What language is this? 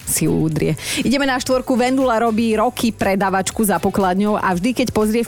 Slovak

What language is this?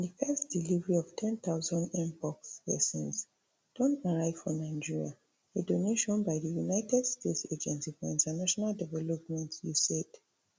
Nigerian Pidgin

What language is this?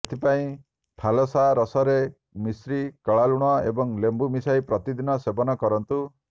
Odia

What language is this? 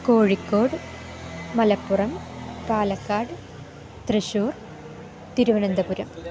Sanskrit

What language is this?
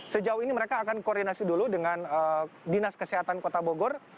Indonesian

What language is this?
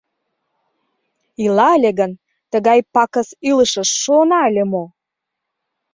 Mari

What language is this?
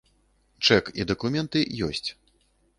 Belarusian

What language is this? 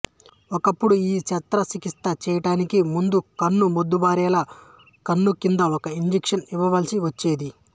Telugu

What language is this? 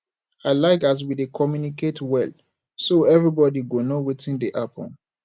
Nigerian Pidgin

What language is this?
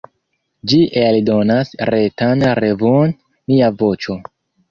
Esperanto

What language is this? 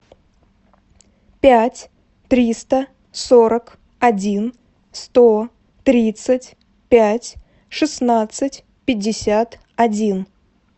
Russian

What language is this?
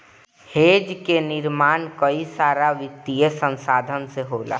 Bhojpuri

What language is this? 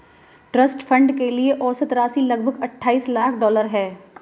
Hindi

